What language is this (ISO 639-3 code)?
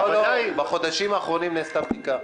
heb